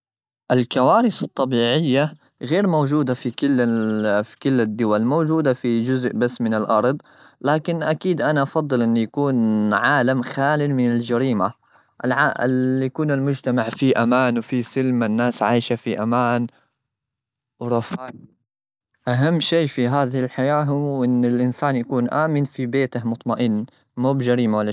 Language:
Gulf Arabic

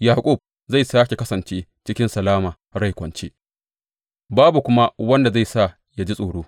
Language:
Hausa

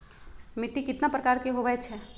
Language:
Magahi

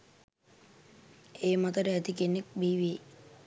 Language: Sinhala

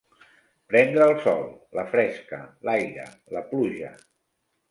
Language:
Catalan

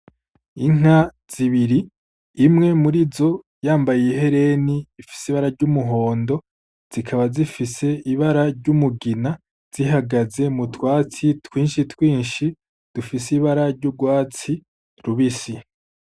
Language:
Rundi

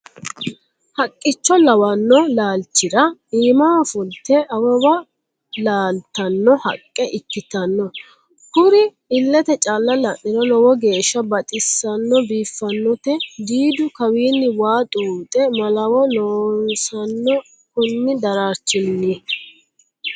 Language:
Sidamo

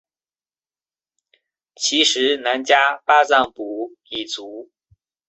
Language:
Chinese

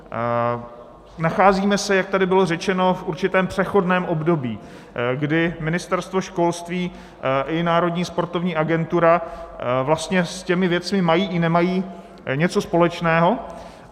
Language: Czech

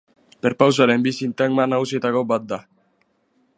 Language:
Basque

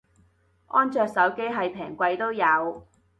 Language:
Cantonese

